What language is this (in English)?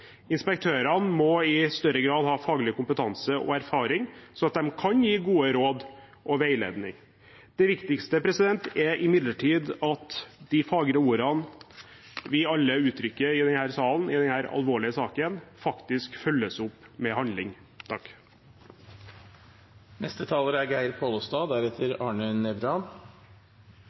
Norwegian